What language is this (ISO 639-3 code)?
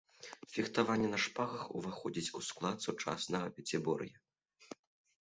bel